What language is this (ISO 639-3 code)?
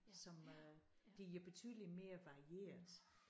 dan